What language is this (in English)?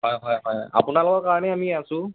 Assamese